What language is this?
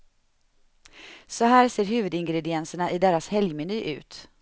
Swedish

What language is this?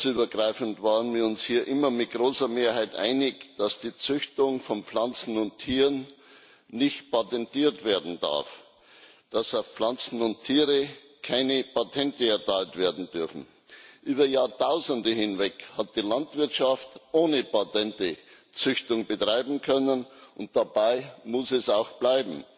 German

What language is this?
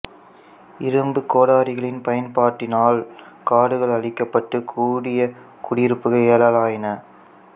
Tamil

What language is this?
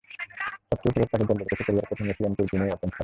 Bangla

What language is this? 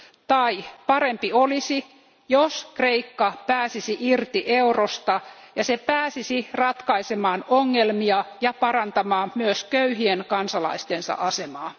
Finnish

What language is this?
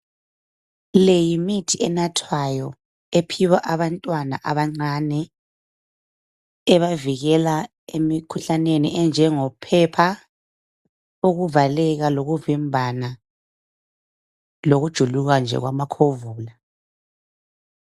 North Ndebele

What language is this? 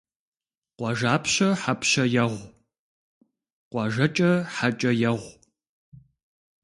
Kabardian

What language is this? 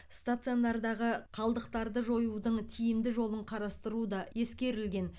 Kazakh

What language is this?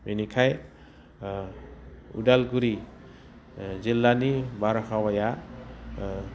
Bodo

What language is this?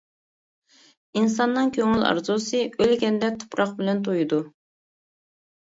Uyghur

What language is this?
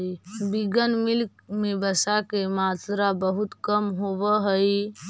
Magahi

